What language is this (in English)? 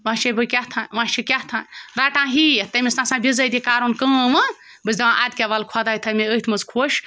Kashmiri